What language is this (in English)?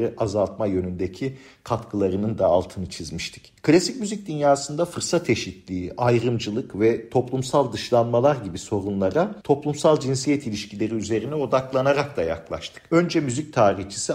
Turkish